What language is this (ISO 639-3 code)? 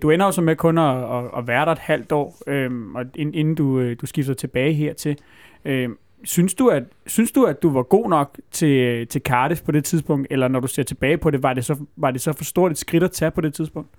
dan